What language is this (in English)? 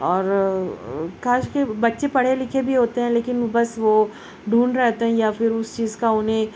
Urdu